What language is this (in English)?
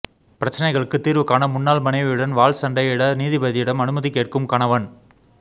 Tamil